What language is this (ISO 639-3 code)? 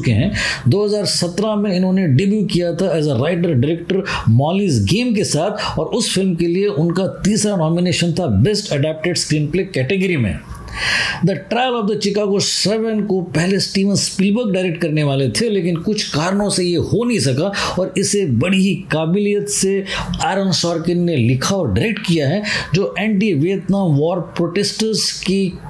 hin